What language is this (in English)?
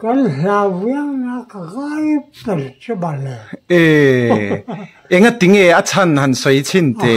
Thai